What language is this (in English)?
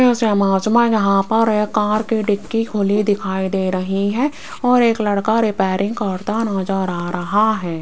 Hindi